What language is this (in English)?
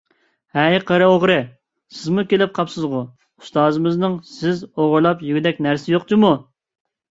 Uyghur